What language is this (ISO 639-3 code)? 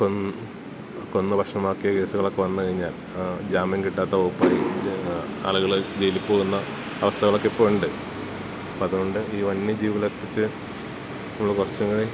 mal